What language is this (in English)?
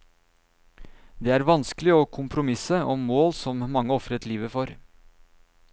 Norwegian